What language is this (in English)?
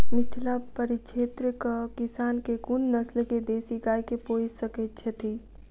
Maithili